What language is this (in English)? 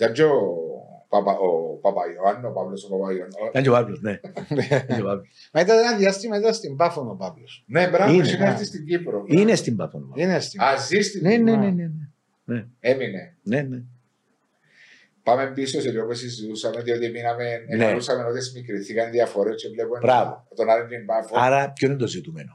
Greek